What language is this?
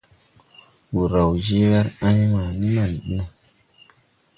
Tupuri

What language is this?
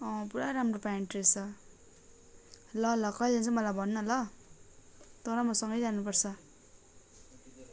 Nepali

